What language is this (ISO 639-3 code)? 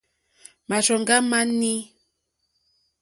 bri